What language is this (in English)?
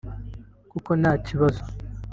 Kinyarwanda